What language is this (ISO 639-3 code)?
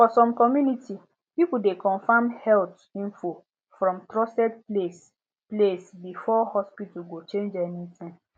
pcm